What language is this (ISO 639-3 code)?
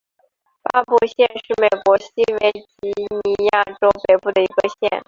zho